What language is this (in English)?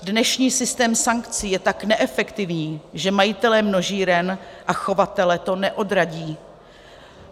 Czech